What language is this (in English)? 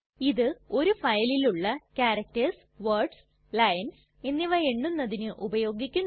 Malayalam